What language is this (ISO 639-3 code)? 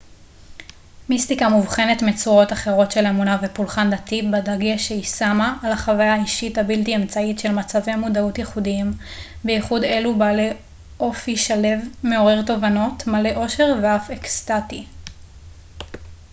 heb